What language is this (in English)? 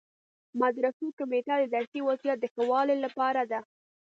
Pashto